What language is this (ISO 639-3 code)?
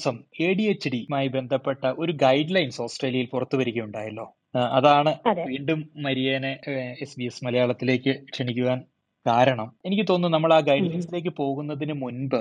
mal